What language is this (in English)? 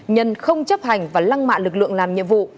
Vietnamese